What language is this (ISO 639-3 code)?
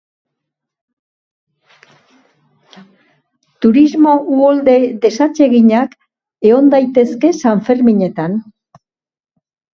eus